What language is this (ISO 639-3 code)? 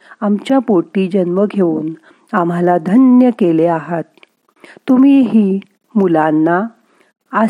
mar